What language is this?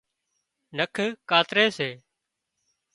Wadiyara Koli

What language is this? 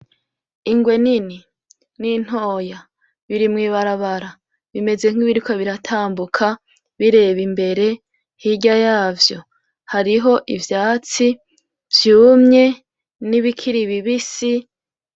Rundi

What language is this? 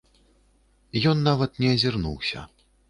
Belarusian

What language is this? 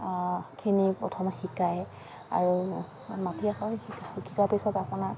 Assamese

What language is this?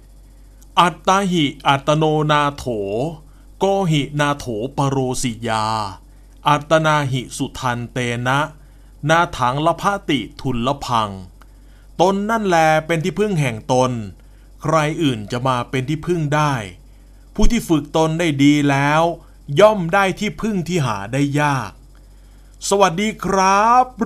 Thai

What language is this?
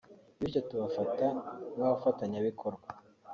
Kinyarwanda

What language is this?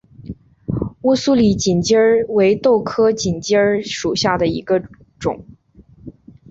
Chinese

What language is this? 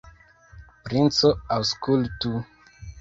Esperanto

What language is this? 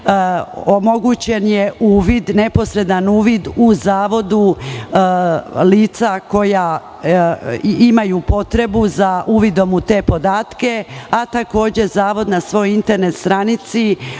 Serbian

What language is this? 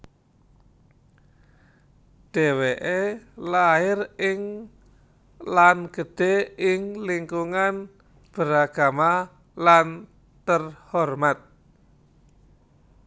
Javanese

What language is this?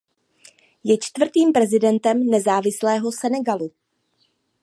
Czech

